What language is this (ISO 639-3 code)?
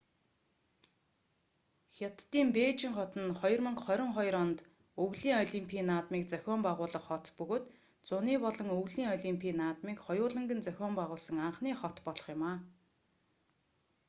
mon